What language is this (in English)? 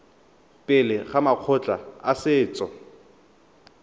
Tswana